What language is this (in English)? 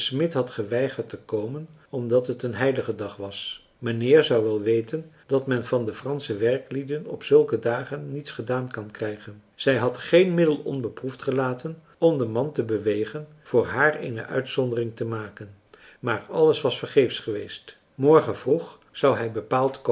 Dutch